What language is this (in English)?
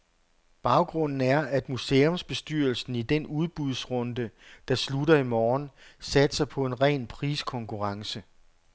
Danish